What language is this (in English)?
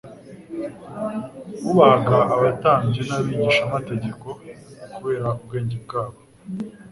Kinyarwanda